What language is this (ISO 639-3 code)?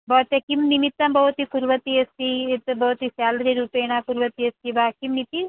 san